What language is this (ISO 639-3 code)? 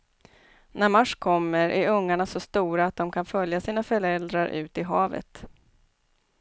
swe